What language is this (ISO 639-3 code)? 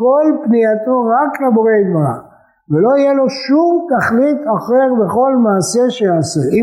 heb